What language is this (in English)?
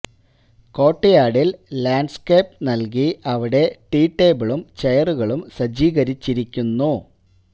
Malayalam